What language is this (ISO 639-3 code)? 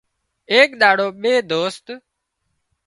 kxp